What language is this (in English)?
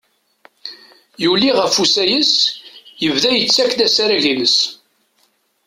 Kabyle